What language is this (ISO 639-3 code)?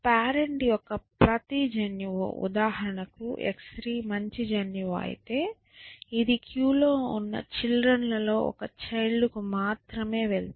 tel